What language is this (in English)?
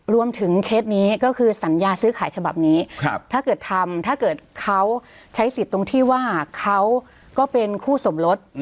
Thai